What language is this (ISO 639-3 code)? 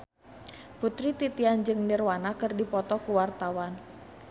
sun